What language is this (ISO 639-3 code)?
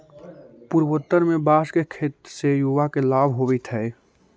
mag